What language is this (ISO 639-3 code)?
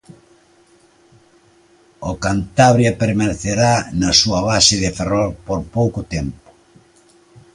glg